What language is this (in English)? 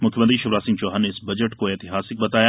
Hindi